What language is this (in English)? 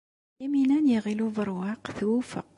Kabyle